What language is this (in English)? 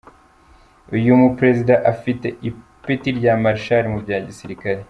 Kinyarwanda